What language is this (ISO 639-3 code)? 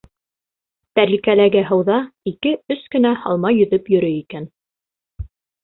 bak